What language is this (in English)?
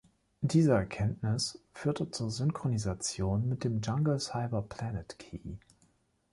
German